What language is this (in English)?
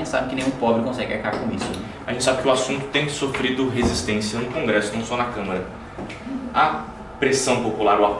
Portuguese